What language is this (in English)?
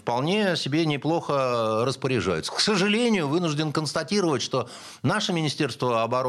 Russian